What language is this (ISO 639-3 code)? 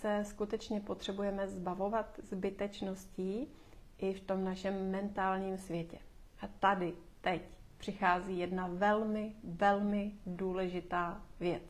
ces